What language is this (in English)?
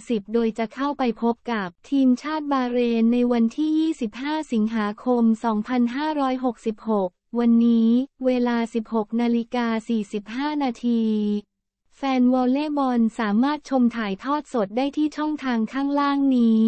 Thai